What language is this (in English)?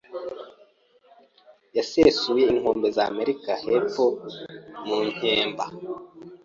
Kinyarwanda